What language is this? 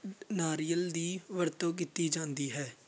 Punjabi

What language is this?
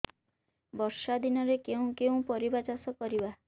Odia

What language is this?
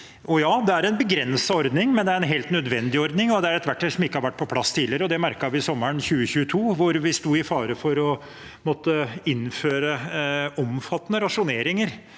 Norwegian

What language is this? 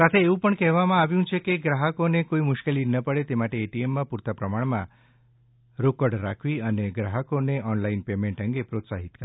Gujarati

